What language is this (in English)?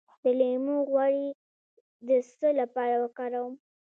Pashto